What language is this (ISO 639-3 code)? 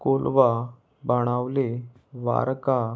kok